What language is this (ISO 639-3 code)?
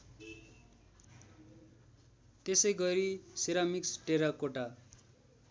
nep